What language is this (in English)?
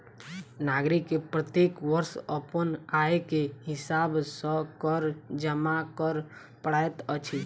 Maithili